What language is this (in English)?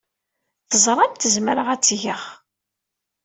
Kabyle